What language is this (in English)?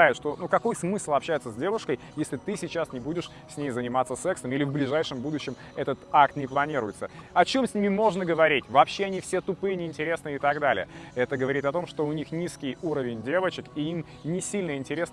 Russian